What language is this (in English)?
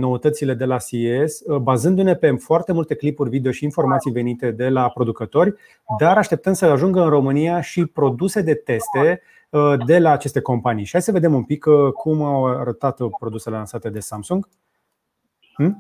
Romanian